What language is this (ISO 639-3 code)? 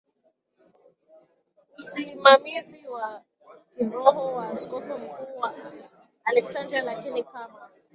swa